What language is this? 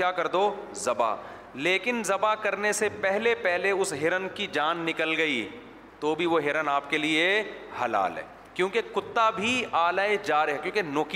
Urdu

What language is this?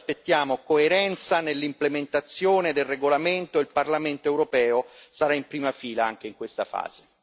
Italian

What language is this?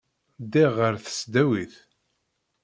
Kabyle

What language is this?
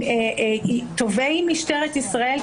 Hebrew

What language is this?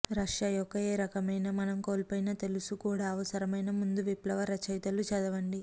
Telugu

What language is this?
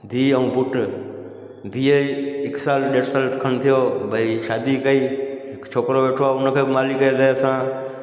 Sindhi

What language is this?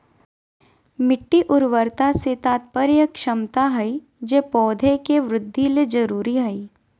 Magahi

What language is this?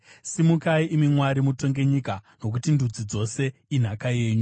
Shona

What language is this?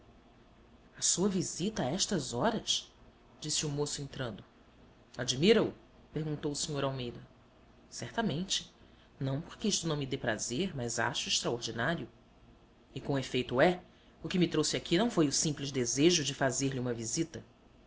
Portuguese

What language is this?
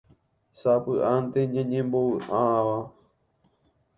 Guarani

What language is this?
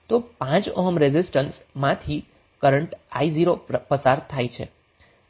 Gujarati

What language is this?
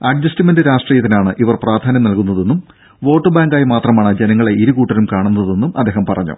Malayalam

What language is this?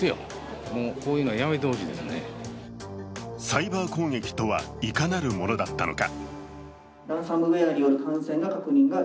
Japanese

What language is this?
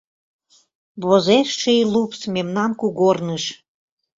Mari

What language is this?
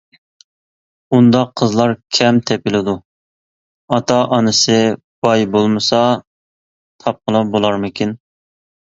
Uyghur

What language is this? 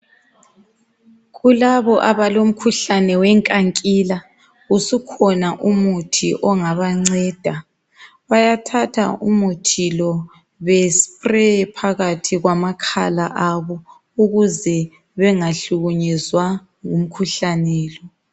North Ndebele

